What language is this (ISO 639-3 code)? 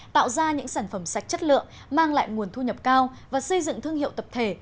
vie